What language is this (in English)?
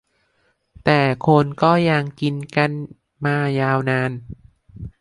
Thai